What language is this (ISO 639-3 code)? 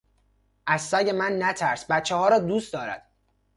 fas